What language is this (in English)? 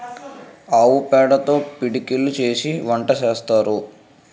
Telugu